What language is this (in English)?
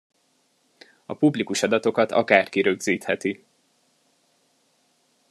Hungarian